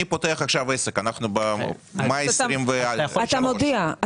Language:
Hebrew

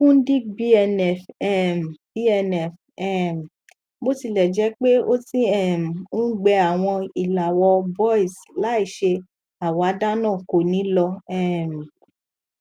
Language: Yoruba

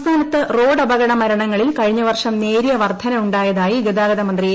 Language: Malayalam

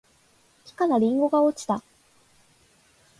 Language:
Japanese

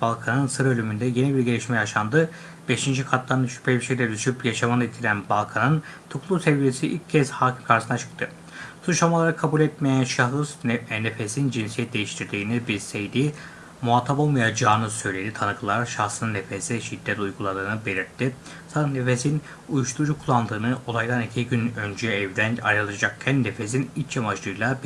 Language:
Turkish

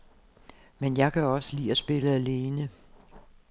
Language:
Danish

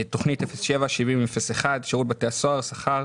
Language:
Hebrew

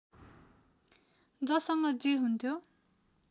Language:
Nepali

